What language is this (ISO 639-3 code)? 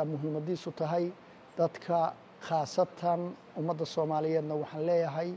ara